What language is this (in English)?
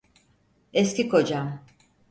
Turkish